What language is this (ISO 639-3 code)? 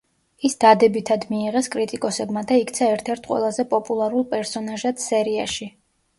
kat